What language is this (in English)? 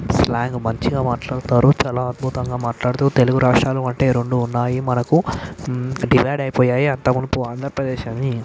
Telugu